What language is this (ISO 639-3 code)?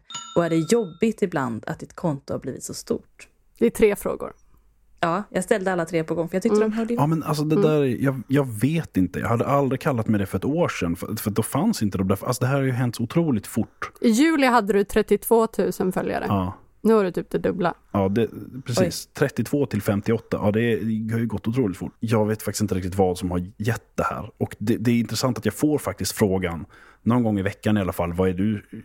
swe